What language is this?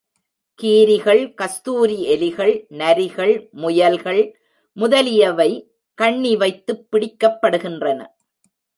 Tamil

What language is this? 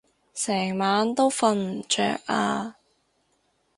Cantonese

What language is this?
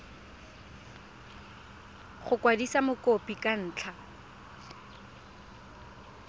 Tswana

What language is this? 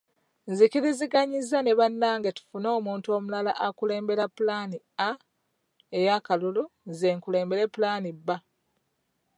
Ganda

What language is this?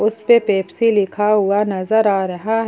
Hindi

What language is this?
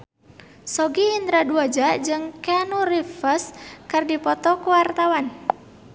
Sundanese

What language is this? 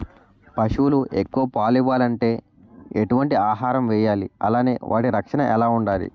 Telugu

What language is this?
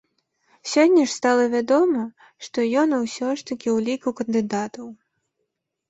Belarusian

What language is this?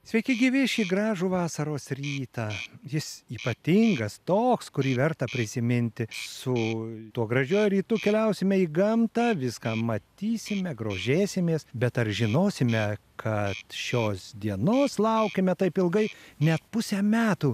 Lithuanian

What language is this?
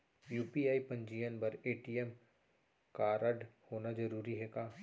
Chhattisgarhi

